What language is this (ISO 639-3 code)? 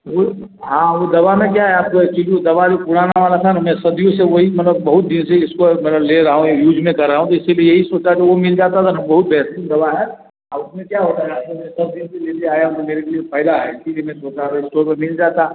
hin